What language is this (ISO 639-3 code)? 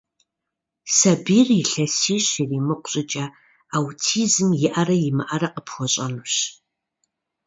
kbd